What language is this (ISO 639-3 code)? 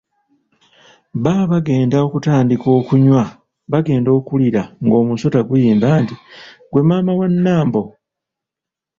lug